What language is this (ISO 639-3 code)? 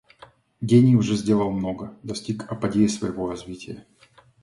rus